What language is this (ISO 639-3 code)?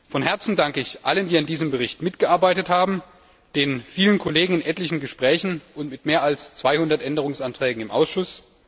deu